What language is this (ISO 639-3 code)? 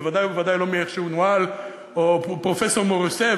heb